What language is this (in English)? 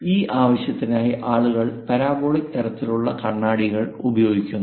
Malayalam